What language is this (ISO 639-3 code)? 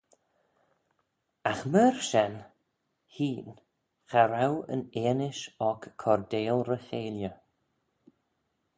glv